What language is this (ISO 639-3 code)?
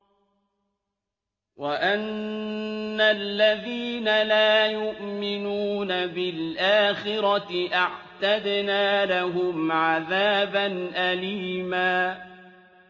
ara